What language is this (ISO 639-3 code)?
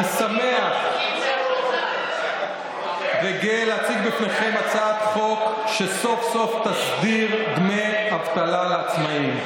heb